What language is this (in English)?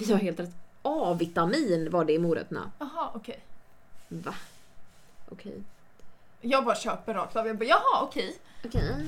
Swedish